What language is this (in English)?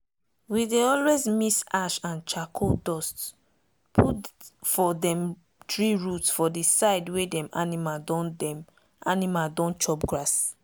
Nigerian Pidgin